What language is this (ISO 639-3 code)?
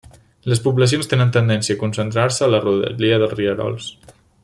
cat